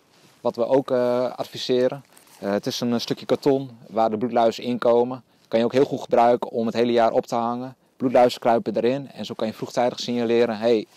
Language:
Dutch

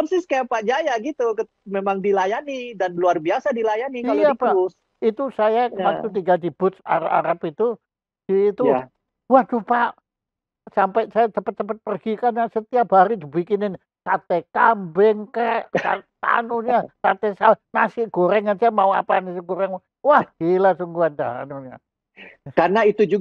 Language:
Indonesian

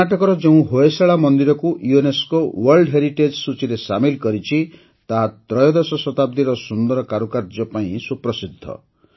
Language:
Odia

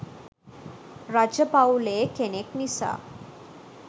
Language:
Sinhala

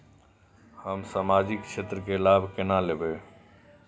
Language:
Maithili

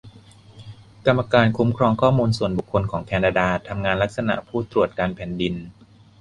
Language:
Thai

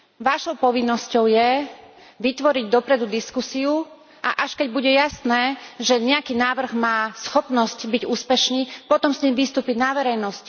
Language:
Slovak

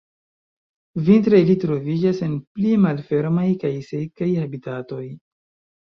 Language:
Esperanto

